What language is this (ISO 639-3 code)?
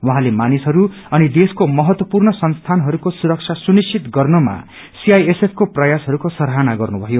nep